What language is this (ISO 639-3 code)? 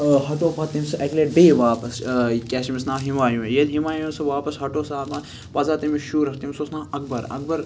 kas